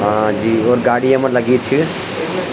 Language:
Garhwali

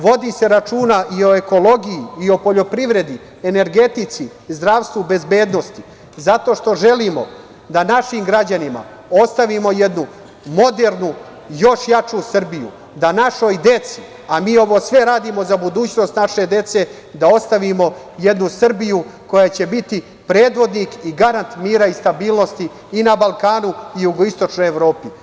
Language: Serbian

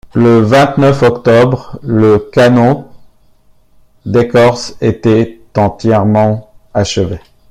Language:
French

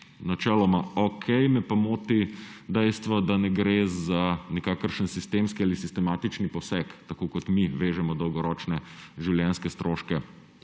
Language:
Slovenian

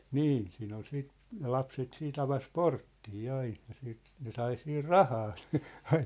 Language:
Finnish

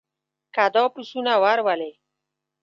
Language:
Pashto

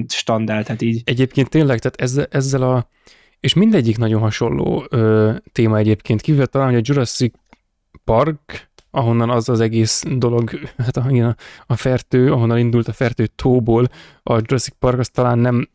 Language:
Hungarian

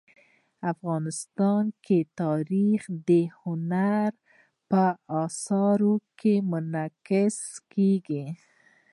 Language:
Pashto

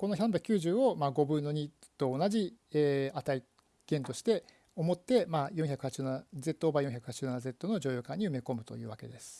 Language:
Japanese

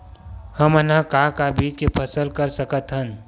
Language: Chhattisgarhi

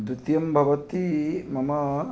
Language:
Sanskrit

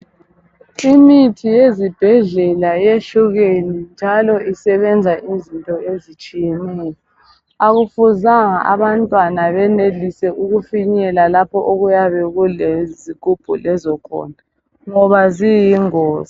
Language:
North Ndebele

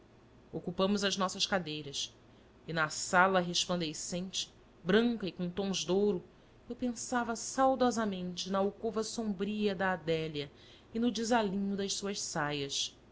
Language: Portuguese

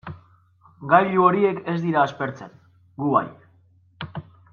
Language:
Basque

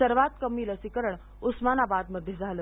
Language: Marathi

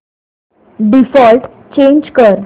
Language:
Marathi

